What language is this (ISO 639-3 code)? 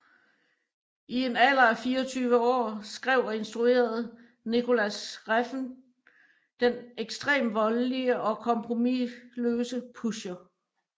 dan